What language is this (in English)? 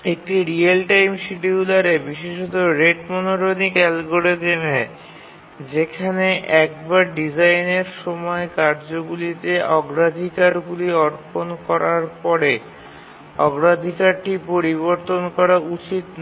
Bangla